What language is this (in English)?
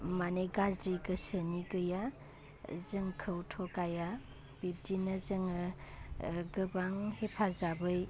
Bodo